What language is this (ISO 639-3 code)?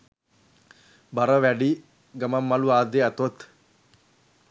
sin